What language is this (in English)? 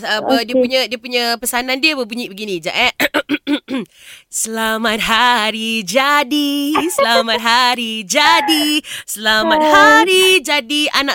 Malay